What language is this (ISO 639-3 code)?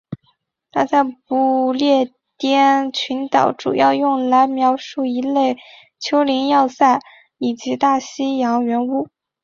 zho